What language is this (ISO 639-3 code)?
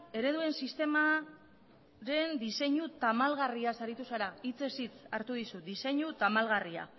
eus